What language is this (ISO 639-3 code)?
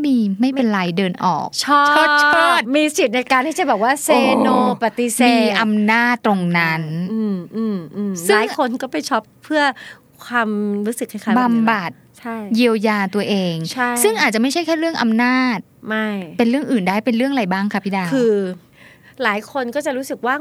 tha